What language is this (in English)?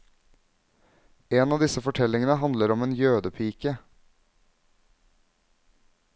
Norwegian